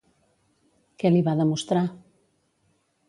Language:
Catalan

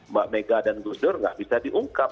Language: Indonesian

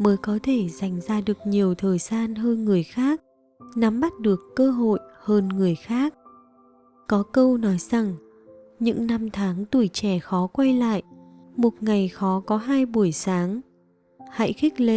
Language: Vietnamese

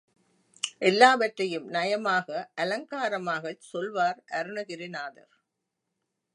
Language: Tamil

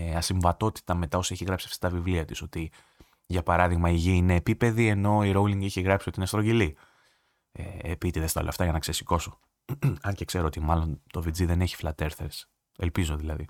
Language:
Greek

